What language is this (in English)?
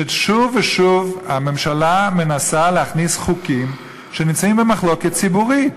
Hebrew